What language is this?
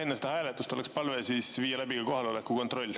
Estonian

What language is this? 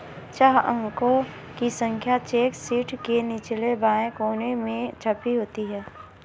Hindi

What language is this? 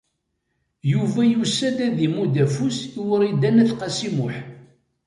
Kabyle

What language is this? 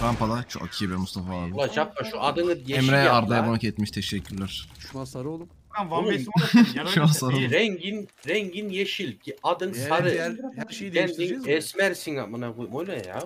Turkish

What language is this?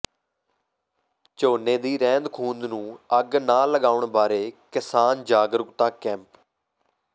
Punjabi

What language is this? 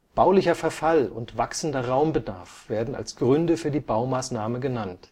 German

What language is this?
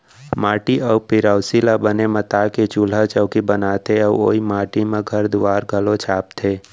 Chhattisgarhi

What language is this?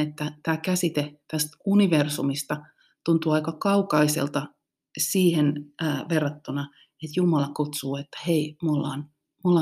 Finnish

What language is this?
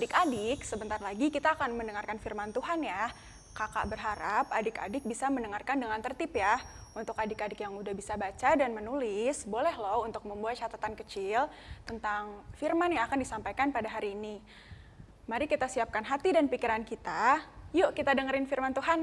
Indonesian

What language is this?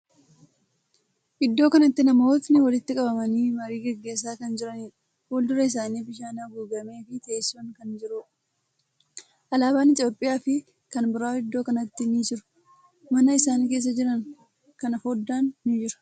Oromo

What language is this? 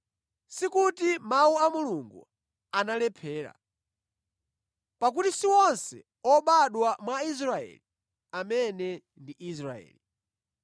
Nyanja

